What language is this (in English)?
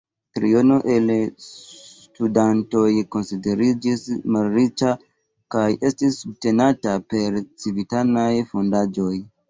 Esperanto